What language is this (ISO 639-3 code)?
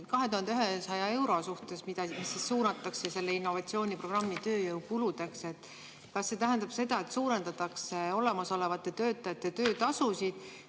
est